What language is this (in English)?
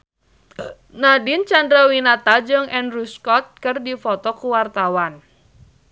Sundanese